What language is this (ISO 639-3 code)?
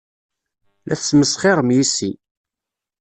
kab